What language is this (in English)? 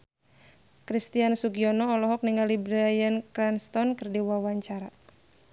Sundanese